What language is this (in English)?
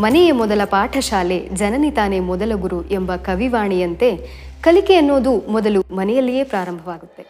Kannada